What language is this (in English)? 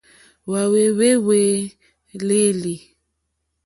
Mokpwe